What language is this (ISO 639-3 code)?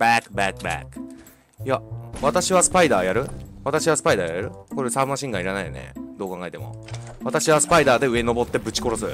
jpn